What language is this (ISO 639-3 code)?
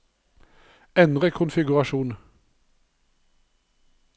nor